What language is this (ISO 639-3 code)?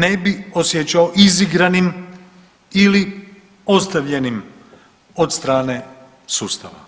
hrv